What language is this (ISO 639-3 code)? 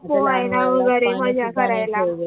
mar